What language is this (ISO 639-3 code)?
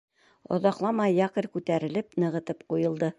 bak